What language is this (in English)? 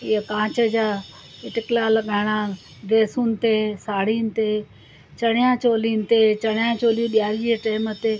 Sindhi